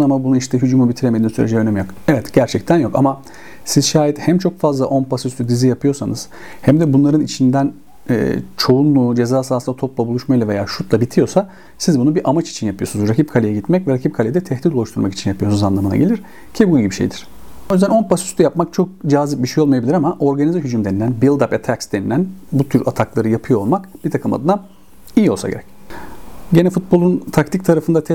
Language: Turkish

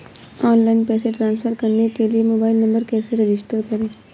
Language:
Hindi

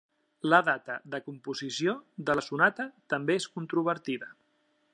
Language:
Catalan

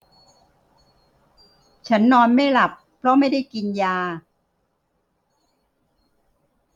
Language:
Thai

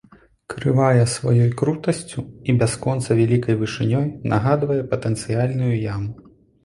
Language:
Belarusian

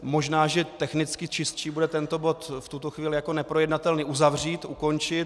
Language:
Czech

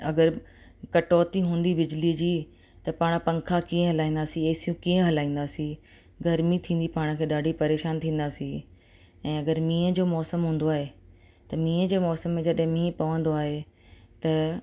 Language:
Sindhi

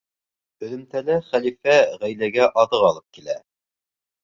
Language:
Bashkir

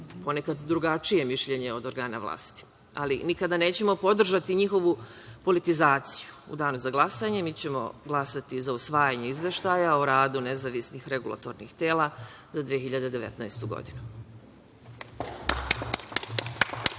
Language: Serbian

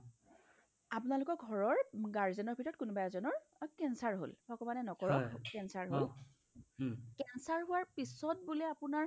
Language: Assamese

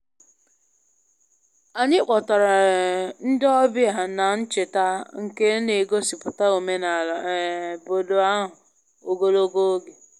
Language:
Igbo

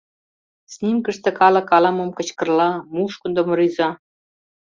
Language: Mari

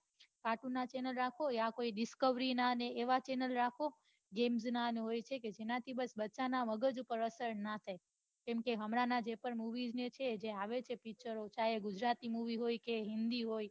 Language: Gujarati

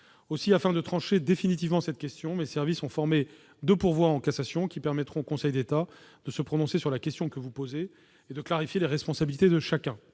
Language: French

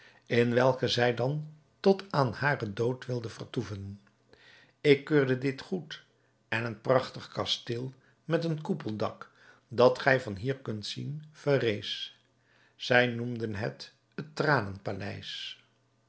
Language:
Dutch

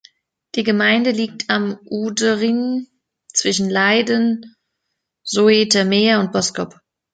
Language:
German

